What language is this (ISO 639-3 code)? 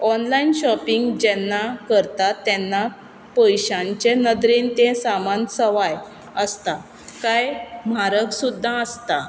kok